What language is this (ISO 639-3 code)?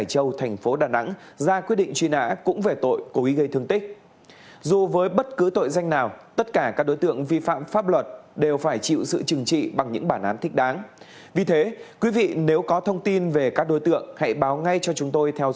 vie